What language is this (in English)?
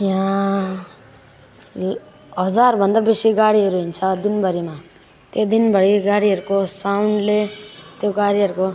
Nepali